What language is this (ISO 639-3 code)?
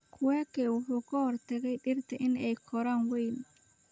som